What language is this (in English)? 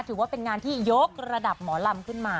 Thai